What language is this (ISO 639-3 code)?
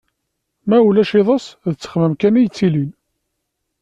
kab